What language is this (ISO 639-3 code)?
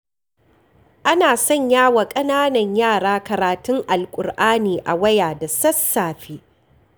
hau